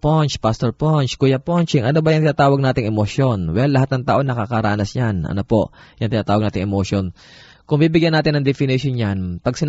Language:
Filipino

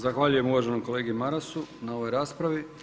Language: Croatian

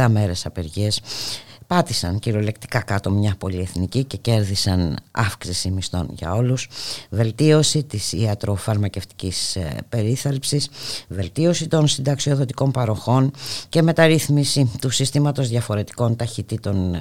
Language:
Greek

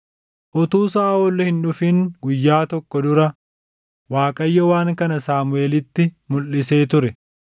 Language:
Oromo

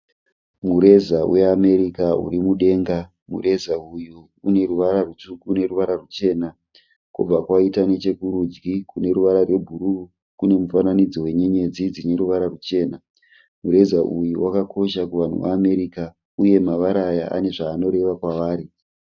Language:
Shona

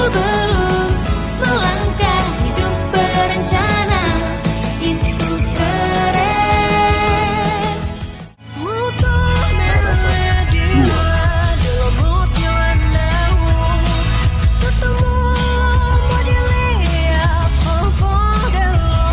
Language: Indonesian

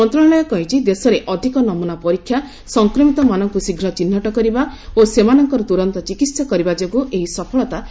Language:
Odia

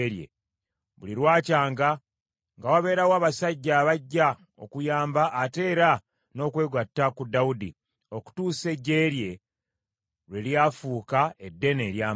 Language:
Ganda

